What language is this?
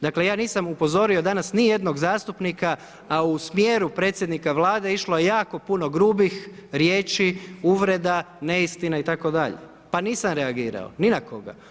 Croatian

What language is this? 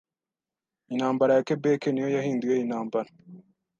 Kinyarwanda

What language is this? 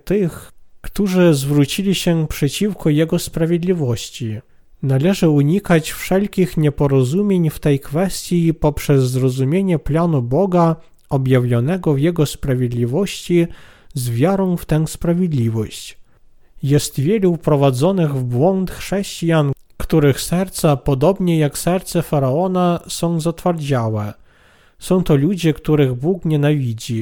Polish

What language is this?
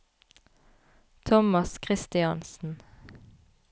Norwegian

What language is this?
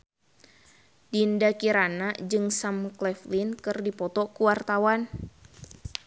Sundanese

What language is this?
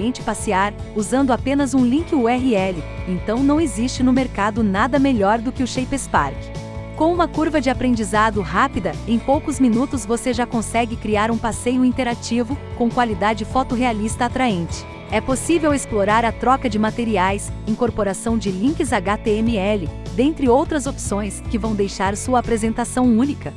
Portuguese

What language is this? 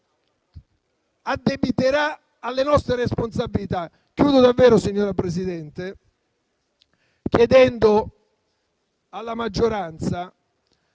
Italian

